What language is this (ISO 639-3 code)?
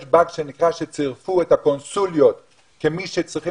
heb